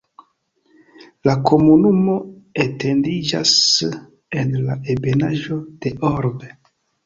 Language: Esperanto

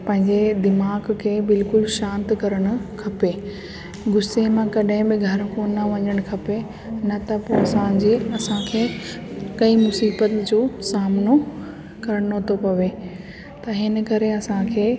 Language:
Sindhi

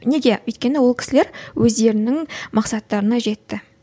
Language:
Kazakh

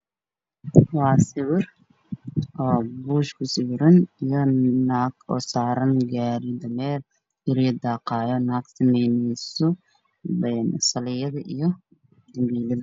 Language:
Somali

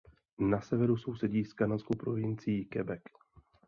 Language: Czech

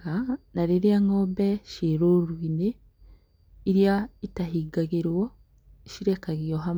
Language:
Kikuyu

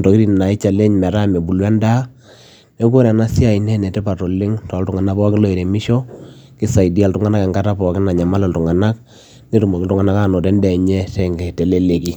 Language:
Masai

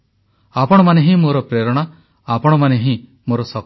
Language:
Odia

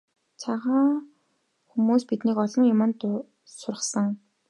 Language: Mongolian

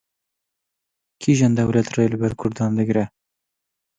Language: Kurdish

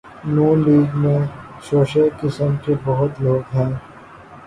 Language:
Urdu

